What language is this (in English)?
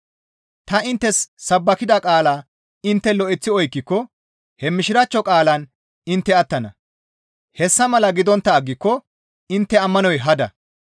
Gamo